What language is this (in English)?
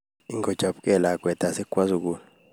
Kalenjin